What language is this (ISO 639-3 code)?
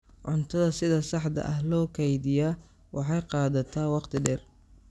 som